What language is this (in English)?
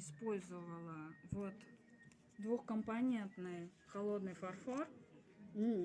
Russian